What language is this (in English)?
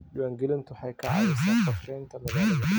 Somali